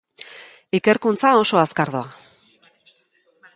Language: Basque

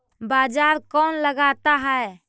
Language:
Magahi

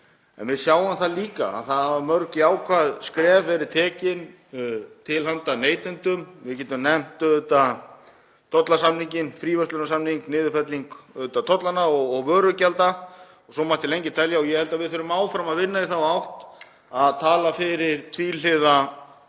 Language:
Icelandic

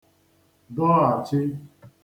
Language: Igbo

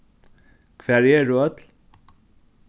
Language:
Faroese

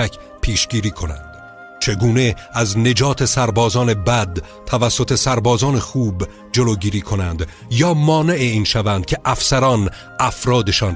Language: Persian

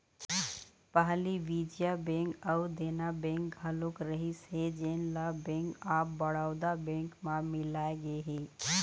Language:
Chhattisgarhi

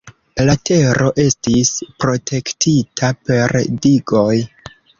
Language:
Esperanto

